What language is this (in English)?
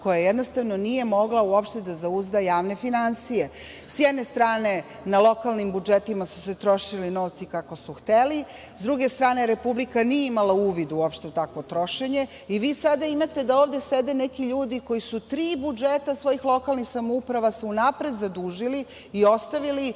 Serbian